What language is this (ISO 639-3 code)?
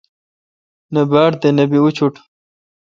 xka